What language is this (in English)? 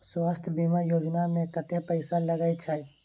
Maithili